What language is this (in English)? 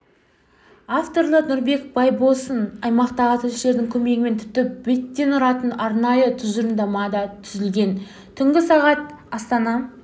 Kazakh